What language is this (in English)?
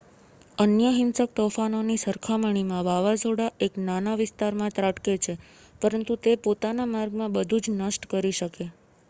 Gujarati